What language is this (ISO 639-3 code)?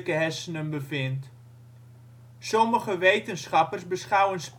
nld